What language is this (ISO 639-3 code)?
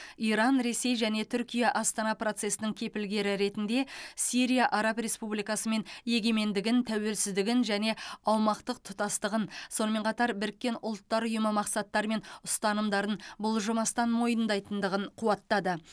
kaz